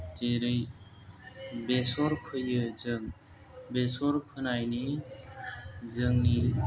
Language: Bodo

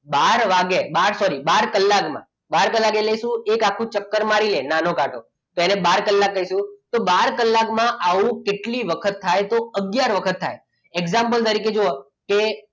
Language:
Gujarati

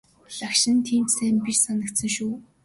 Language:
Mongolian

